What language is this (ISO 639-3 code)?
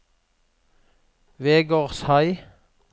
nor